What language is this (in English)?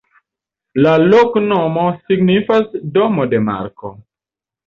Esperanto